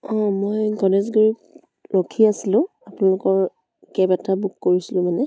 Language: Assamese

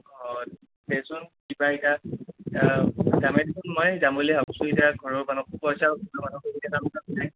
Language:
Assamese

